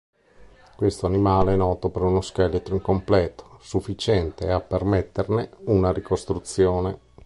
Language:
Italian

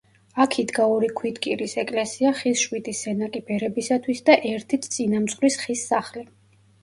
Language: Georgian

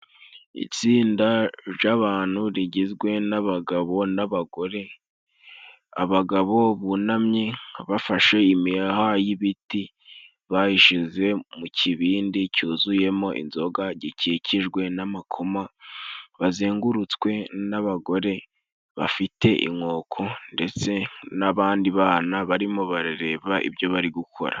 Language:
Kinyarwanda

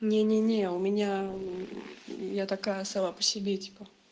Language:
Russian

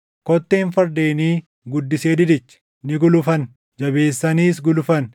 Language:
Oromo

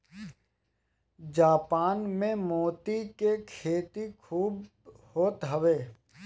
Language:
Bhojpuri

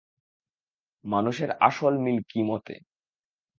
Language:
Bangla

